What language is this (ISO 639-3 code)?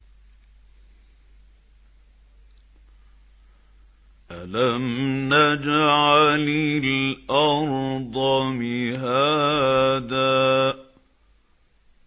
ara